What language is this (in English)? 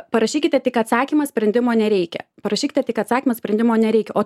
Lithuanian